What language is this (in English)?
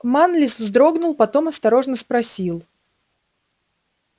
Russian